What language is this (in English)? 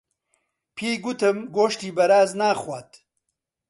Central Kurdish